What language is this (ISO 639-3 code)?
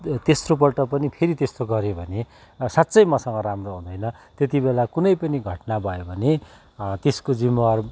nep